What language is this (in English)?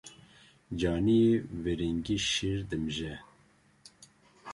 Kurdish